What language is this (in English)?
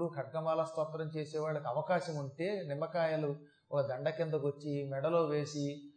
Telugu